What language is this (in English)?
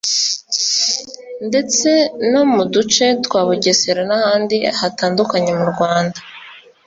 Kinyarwanda